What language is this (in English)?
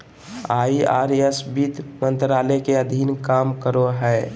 Magahi